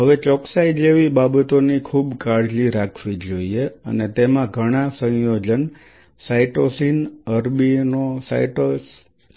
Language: Gujarati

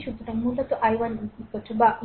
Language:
Bangla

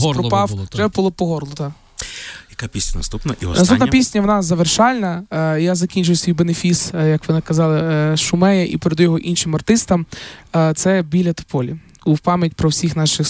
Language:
Ukrainian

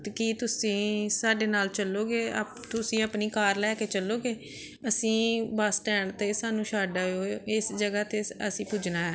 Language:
Punjabi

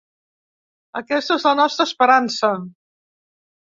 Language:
Catalan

